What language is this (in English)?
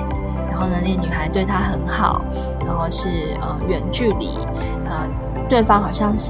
Chinese